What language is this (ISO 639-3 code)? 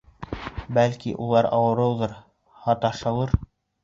bak